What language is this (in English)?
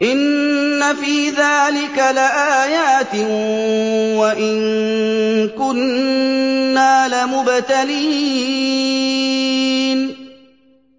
Arabic